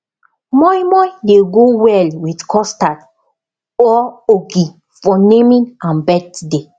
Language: Nigerian Pidgin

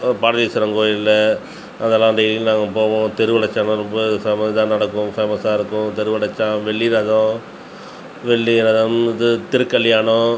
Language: Tamil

